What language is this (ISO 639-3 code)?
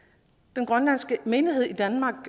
dan